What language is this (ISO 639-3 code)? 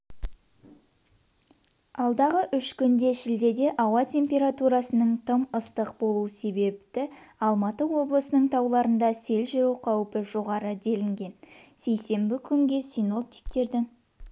kaz